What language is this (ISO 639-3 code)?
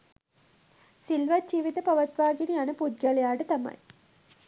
sin